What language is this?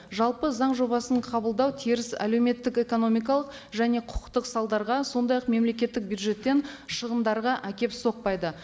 Kazakh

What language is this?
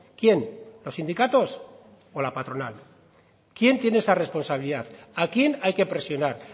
Spanish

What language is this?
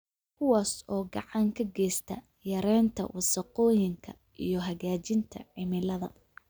Somali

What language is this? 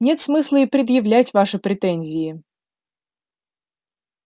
Russian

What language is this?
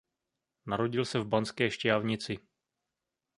Czech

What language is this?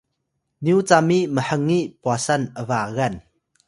Atayal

